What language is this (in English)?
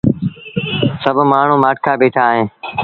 Sindhi Bhil